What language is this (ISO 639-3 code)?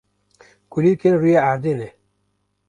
kur